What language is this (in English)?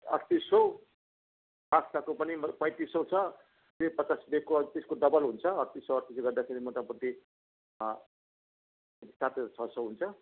Nepali